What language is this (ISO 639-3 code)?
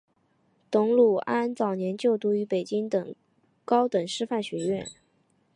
zho